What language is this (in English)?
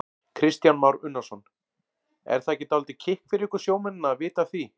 Icelandic